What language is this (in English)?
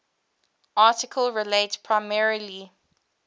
English